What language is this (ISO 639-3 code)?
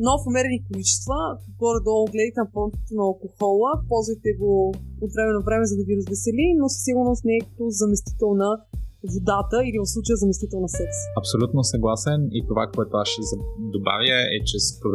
bul